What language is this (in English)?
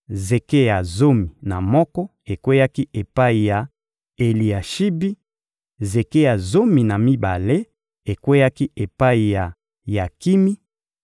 Lingala